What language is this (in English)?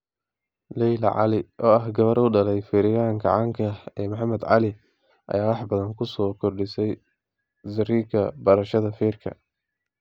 Somali